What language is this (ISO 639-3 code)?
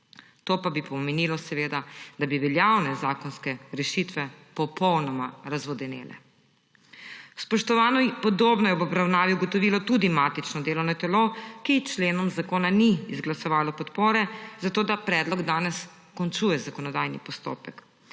slv